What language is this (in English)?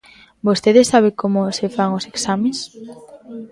Galician